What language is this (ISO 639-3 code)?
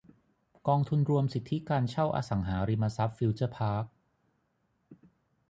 tha